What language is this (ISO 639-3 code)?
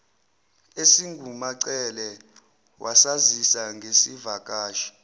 zul